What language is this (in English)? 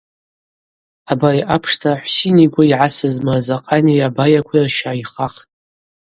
Abaza